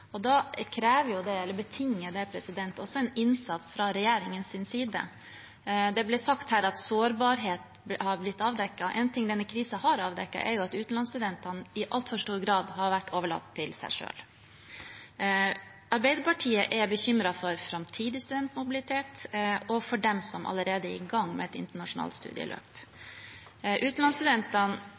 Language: Norwegian Bokmål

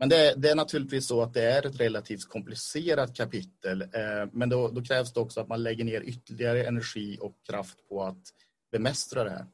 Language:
Swedish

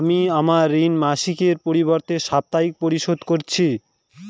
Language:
Bangla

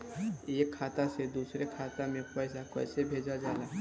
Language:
Bhojpuri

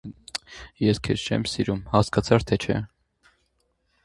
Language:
Armenian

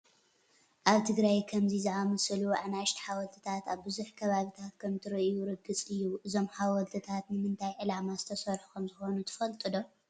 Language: Tigrinya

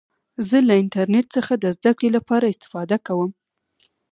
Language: Pashto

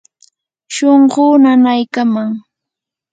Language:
Yanahuanca Pasco Quechua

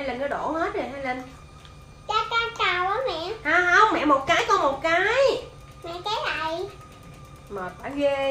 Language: Vietnamese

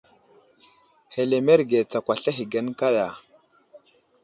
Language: Wuzlam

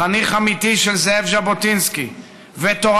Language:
Hebrew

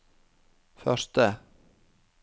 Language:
Norwegian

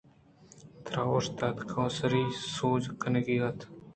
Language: Eastern Balochi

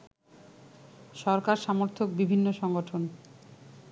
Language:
Bangla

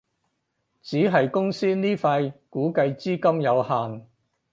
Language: Cantonese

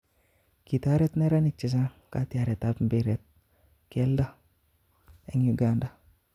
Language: Kalenjin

